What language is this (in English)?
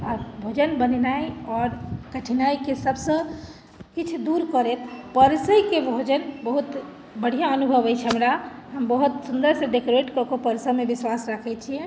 Maithili